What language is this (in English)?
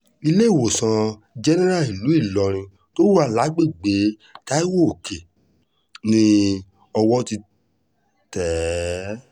Yoruba